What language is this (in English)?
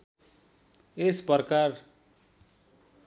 Nepali